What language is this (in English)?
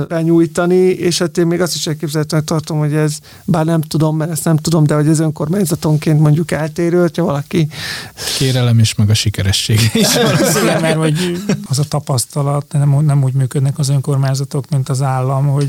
Hungarian